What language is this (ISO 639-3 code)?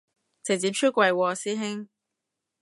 yue